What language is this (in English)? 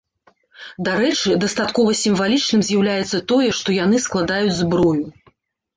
Belarusian